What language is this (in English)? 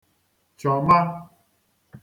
Igbo